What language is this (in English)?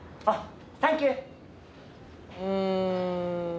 Japanese